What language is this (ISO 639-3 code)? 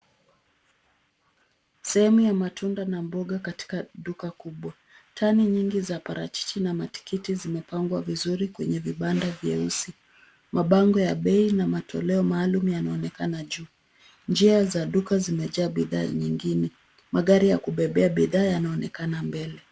swa